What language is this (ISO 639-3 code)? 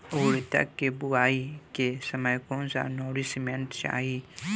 bho